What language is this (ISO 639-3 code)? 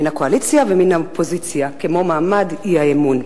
heb